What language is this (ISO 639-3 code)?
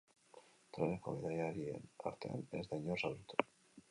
eus